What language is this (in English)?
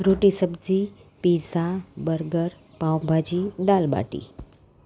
Gujarati